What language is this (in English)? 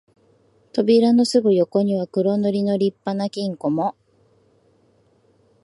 Japanese